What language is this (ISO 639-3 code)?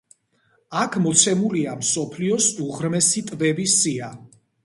kat